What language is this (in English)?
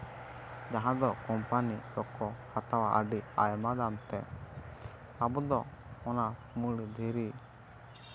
Santali